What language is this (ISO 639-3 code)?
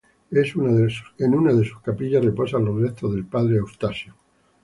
spa